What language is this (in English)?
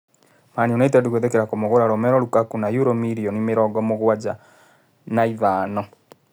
Kikuyu